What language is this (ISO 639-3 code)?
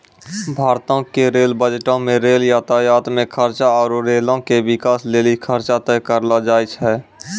mai